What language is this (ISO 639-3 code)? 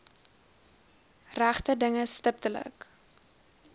afr